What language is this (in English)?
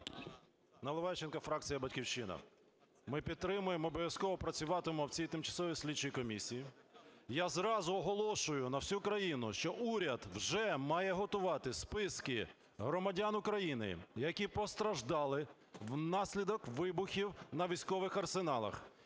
Ukrainian